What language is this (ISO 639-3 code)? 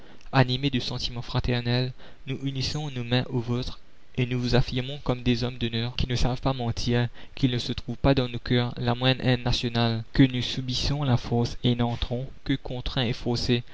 fra